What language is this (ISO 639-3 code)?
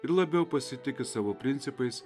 lit